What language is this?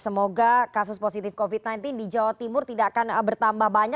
Indonesian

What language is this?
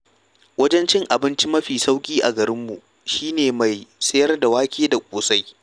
Hausa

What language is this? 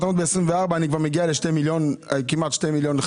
Hebrew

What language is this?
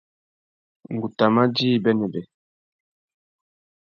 Tuki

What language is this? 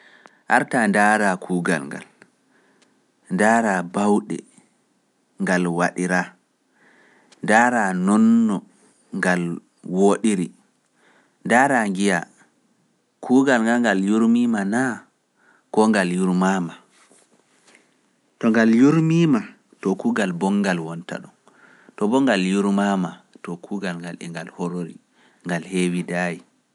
Pular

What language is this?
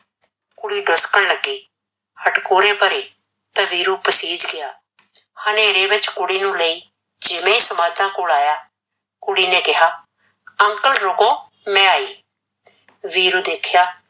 Punjabi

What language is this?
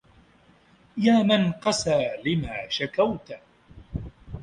Arabic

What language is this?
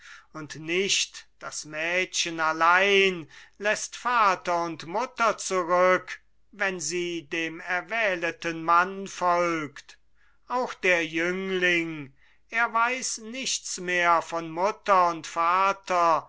German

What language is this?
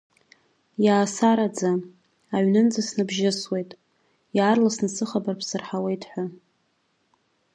Abkhazian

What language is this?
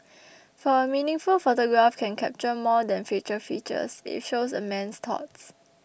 English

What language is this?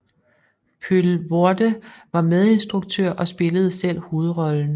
Danish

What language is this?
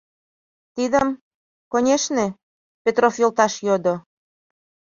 Mari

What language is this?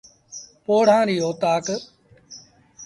Sindhi Bhil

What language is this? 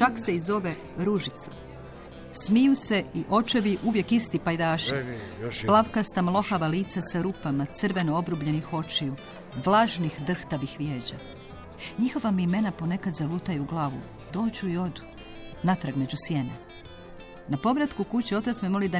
Croatian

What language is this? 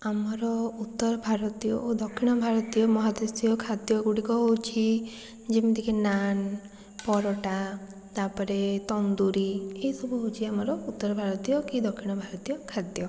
Odia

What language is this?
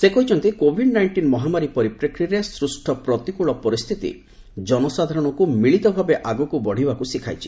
Odia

